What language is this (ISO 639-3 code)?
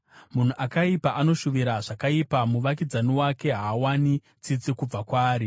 sna